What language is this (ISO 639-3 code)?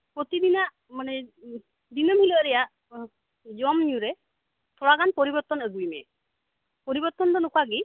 sat